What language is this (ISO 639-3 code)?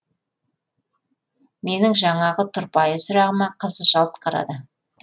kaz